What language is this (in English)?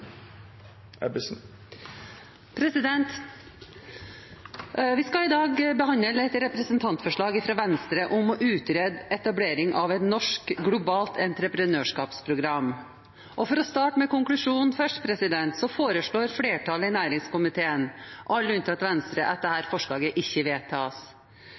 Norwegian